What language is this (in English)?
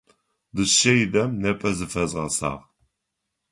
Adyghe